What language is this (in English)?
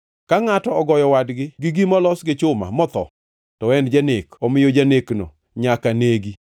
Luo (Kenya and Tanzania)